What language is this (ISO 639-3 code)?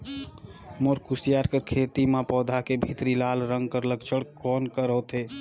hne